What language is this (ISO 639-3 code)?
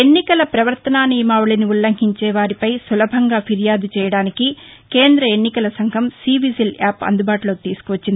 tel